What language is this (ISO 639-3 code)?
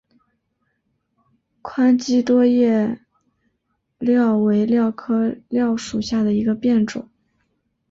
zho